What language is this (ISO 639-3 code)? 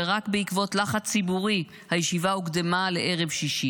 heb